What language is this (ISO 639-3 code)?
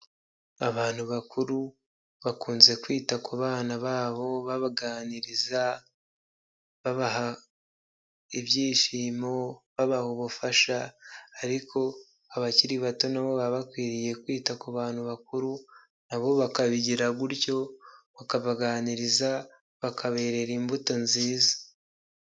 kin